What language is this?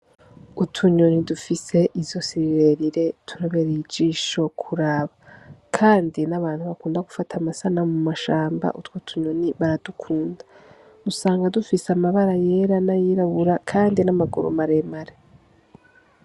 Rundi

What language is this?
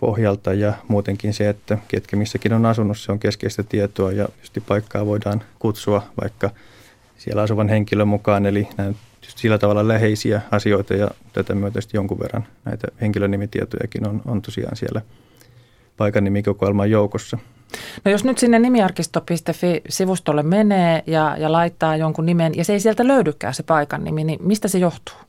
Finnish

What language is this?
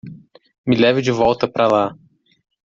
Portuguese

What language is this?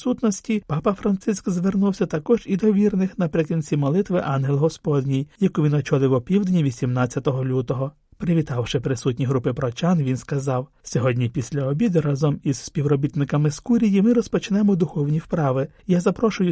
Ukrainian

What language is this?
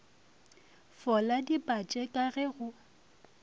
Northern Sotho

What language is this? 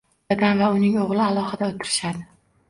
Uzbek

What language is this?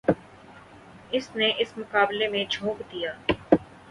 Urdu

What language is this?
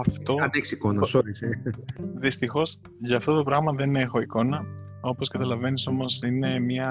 Greek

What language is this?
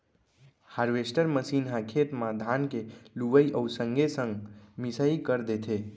Chhattisgarhi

